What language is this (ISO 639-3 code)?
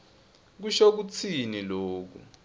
ssw